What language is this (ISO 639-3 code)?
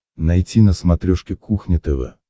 rus